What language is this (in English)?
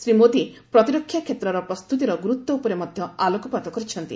Odia